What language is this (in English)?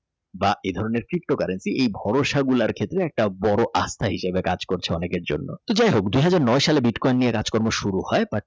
Bangla